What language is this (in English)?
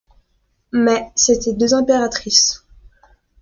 French